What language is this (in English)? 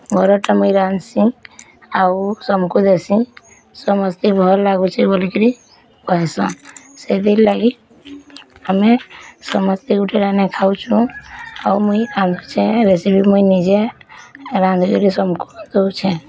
Odia